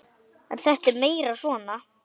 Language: Icelandic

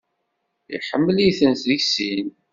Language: Kabyle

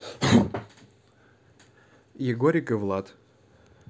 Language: Russian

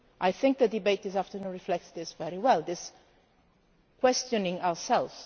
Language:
English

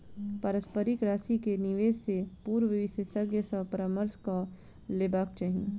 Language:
Maithili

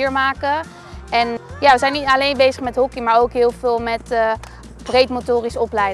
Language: Dutch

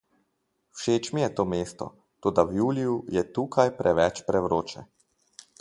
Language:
Slovenian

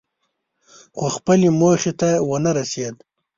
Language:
Pashto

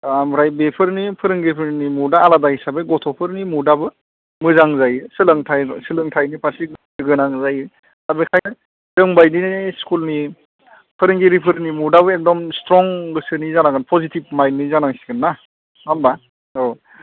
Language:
Bodo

